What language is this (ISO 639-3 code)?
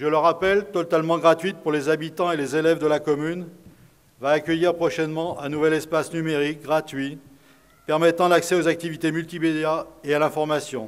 fra